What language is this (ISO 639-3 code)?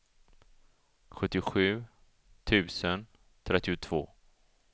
swe